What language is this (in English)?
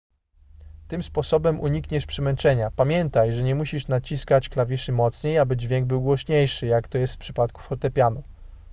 Polish